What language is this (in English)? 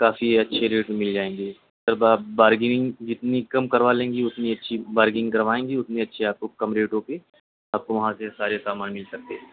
Urdu